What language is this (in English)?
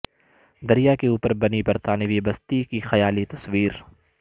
Urdu